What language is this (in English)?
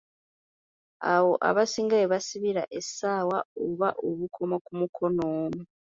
Ganda